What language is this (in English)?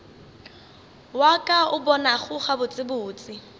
Northern Sotho